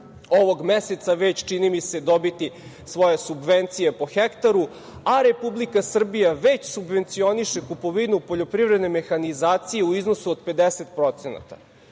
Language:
Serbian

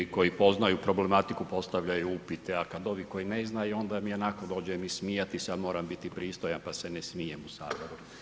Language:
Croatian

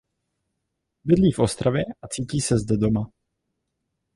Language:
Czech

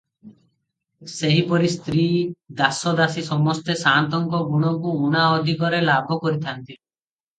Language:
Odia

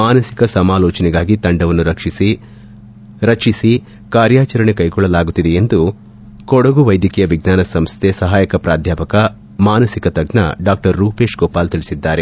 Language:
Kannada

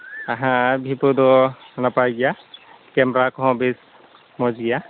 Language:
Santali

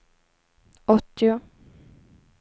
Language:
Swedish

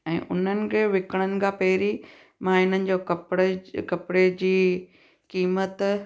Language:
Sindhi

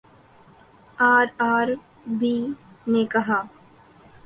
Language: Urdu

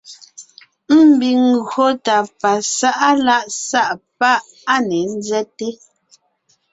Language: Ngiemboon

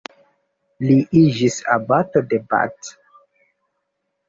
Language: Esperanto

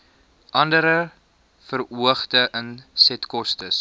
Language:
Afrikaans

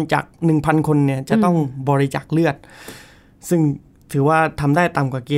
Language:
Thai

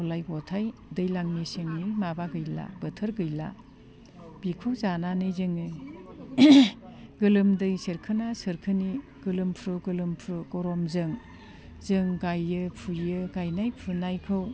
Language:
Bodo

